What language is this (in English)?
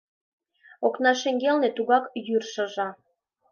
Mari